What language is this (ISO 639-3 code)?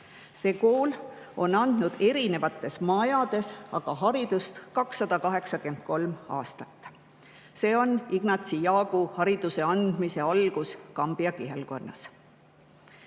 est